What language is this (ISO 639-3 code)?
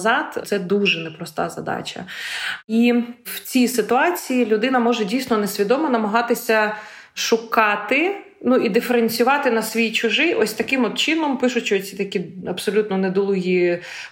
ukr